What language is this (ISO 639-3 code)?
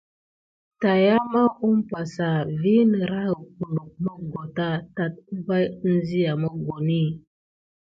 gid